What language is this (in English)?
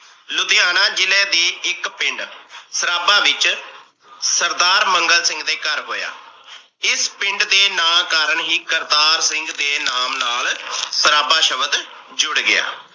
Punjabi